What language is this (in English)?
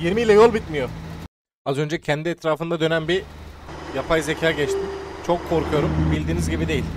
Turkish